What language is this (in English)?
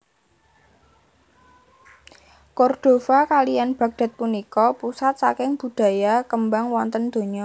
Javanese